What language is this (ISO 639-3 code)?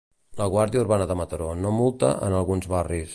cat